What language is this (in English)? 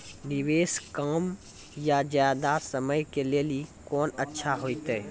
Maithili